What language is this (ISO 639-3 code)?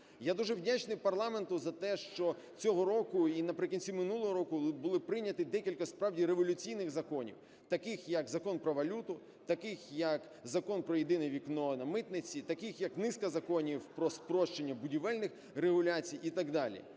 ukr